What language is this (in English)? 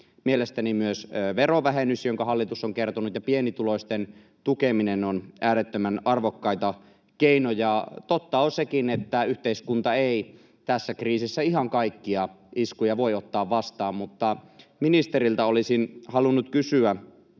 Finnish